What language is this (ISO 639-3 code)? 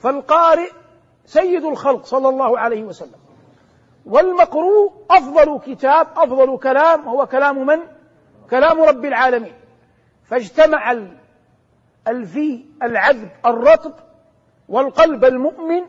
ara